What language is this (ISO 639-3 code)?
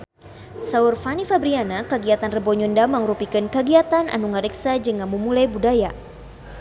sun